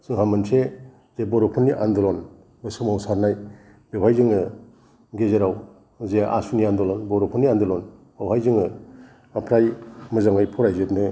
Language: Bodo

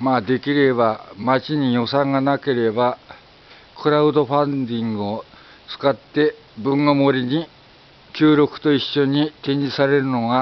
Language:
Japanese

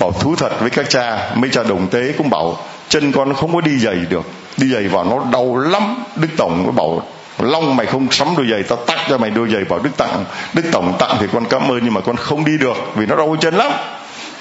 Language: Vietnamese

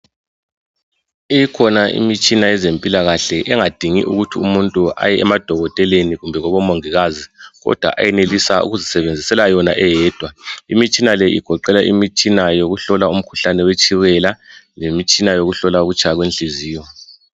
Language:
North Ndebele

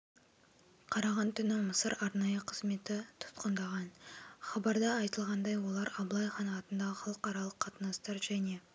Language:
Kazakh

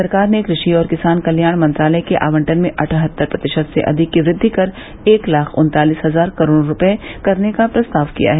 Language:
Hindi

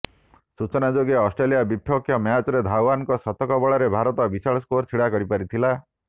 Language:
Odia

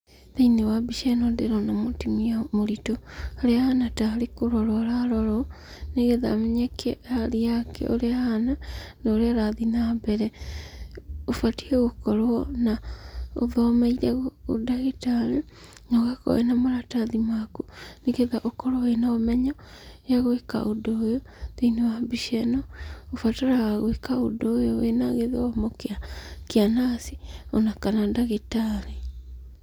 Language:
Kikuyu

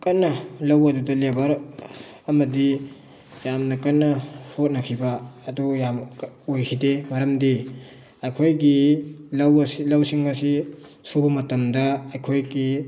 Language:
Manipuri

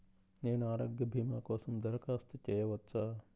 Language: Telugu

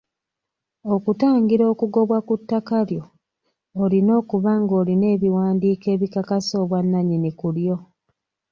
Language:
Ganda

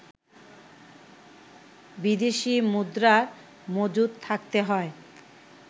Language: Bangla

